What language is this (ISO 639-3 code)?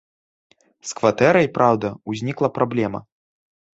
bel